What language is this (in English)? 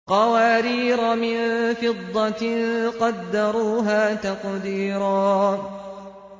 Arabic